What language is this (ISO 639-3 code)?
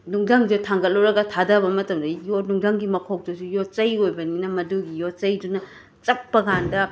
mni